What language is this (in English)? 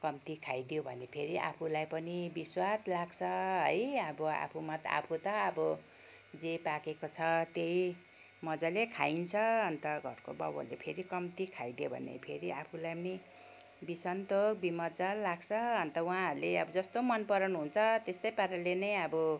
Nepali